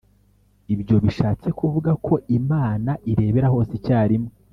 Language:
Kinyarwanda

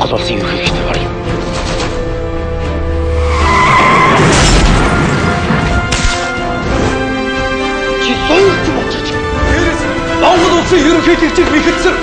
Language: Korean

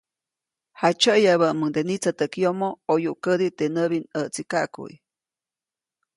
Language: Copainalá Zoque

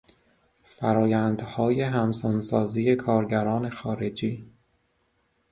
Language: Persian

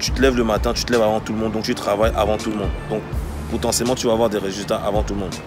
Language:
French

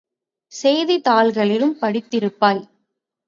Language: Tamil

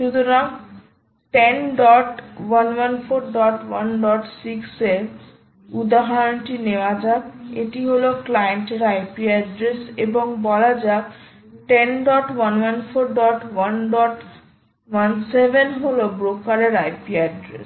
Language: Bangla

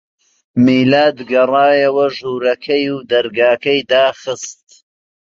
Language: Central Kurdish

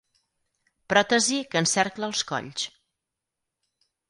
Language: Catalan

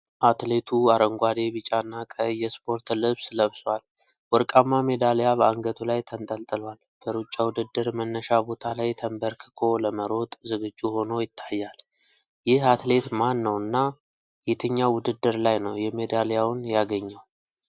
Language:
Amharic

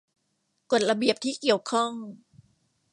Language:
Thai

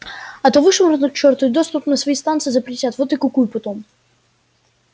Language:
Russian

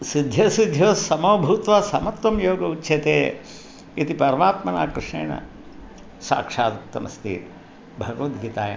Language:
Sanskrit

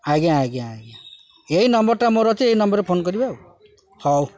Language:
Odia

